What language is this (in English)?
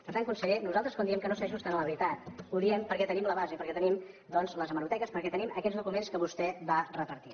Catalan